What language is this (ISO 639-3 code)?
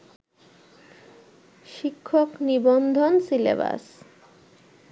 ben